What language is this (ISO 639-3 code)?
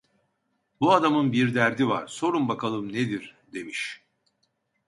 tur